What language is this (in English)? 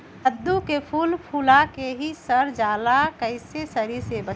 Magahi